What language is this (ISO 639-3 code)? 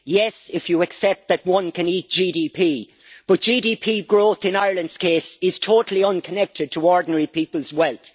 eng